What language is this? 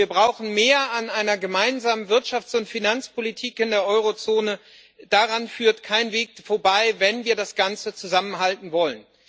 German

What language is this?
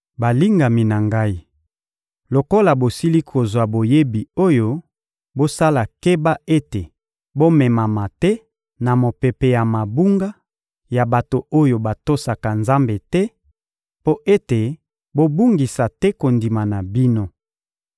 Lingala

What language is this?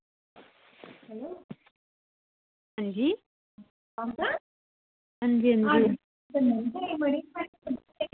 Dogri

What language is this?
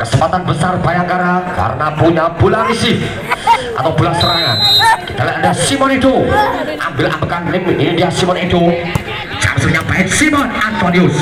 Indonesian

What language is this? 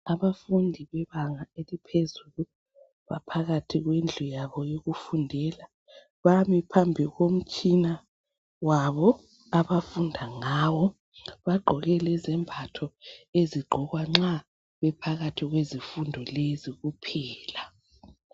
North Ndebele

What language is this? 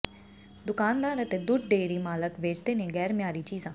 Punjabi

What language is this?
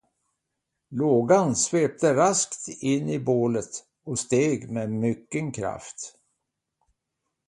Swedish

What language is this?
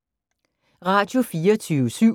Danish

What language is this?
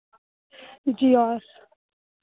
Hindi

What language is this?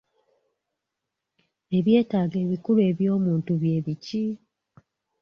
Ganda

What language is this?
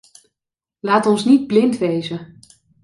Dutch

